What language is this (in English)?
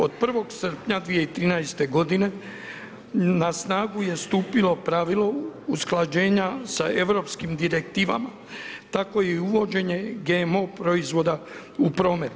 Croatian